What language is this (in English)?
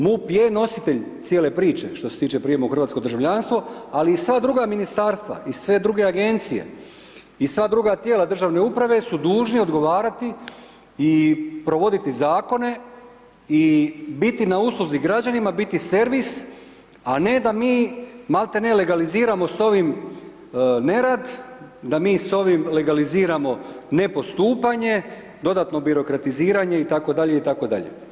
Croatian